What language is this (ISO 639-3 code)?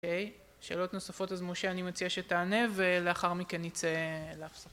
heb